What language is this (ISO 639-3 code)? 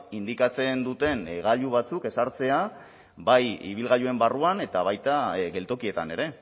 eus